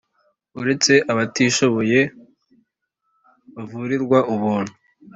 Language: Kinyarwanda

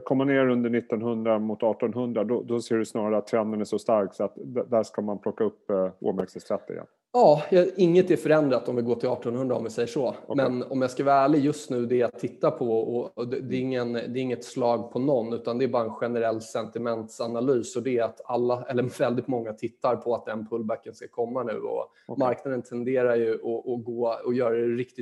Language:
Swedish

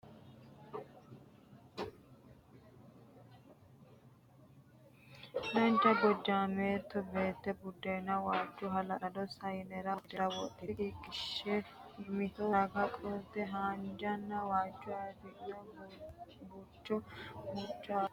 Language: Sidamo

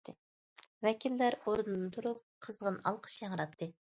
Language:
Uyghur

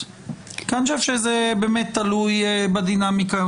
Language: Hebrew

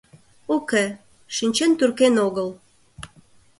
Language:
Mari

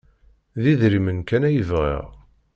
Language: Kabyle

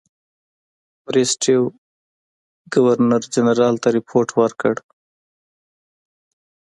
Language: Pashto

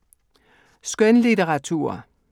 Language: Danish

